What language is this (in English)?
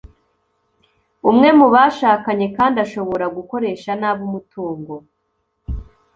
Kinyarwanda